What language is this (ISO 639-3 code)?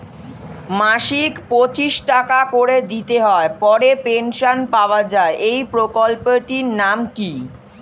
ben